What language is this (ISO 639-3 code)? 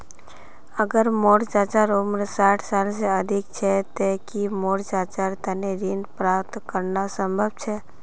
mag